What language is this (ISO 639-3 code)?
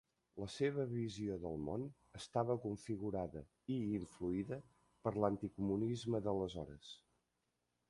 cat